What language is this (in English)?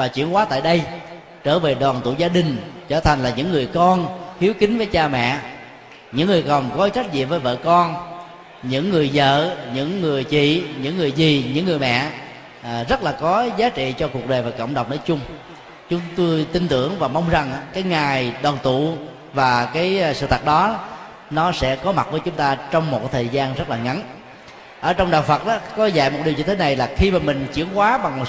Vietnamese